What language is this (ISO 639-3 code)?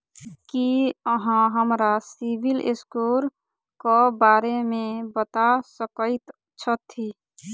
mai